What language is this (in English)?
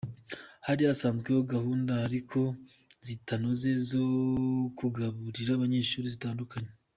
Kinyarwanda